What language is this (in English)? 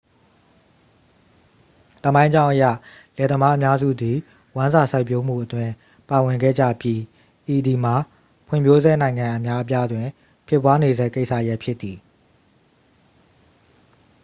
Burmese